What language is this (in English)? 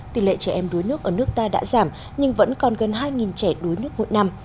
Vietnamese